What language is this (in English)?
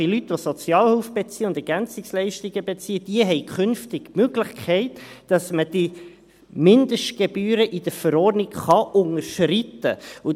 Swiss German